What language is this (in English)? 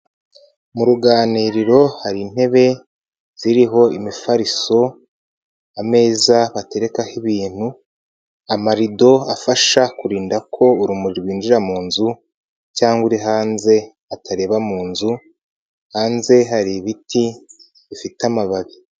Kinyarwanda